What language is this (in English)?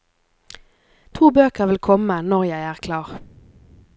Norwegian